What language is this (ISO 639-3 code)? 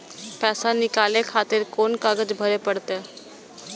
mai